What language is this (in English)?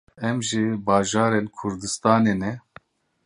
Kurdish